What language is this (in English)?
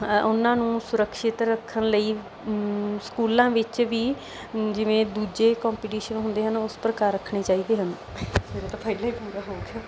Punjabi